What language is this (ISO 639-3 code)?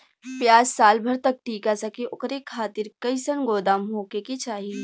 bho